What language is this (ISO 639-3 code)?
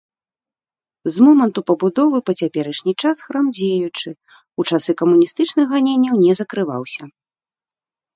bel